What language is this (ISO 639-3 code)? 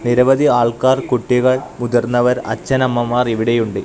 mal